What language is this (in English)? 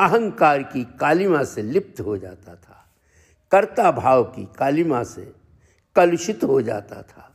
Hindi